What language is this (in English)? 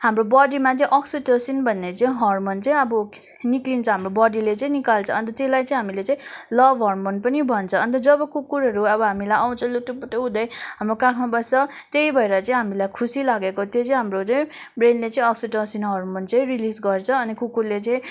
Nepali